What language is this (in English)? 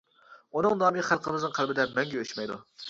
Uyghur